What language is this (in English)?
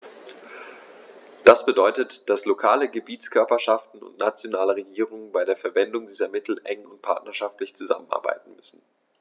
German